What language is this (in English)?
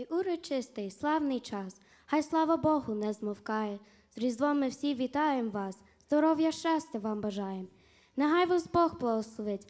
Ukrainian